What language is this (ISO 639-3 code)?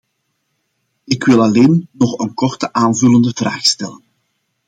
nld